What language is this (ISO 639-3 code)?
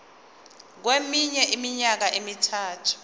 zul